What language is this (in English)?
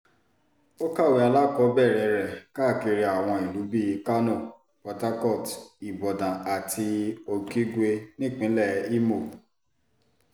Yoruba